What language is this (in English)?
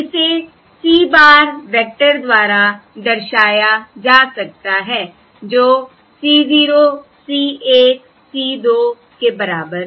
Hindi